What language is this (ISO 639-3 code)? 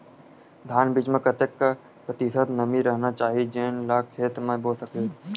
hne